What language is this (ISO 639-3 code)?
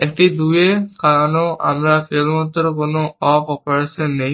ben